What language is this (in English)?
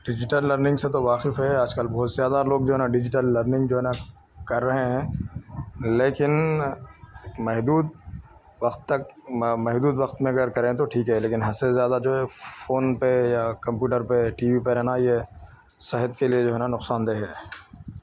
Urdu